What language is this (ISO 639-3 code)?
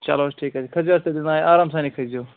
kas